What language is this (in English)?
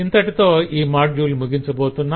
Telugu